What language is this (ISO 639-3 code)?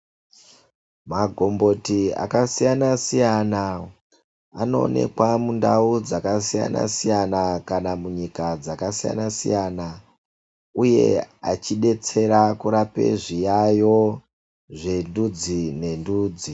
ndc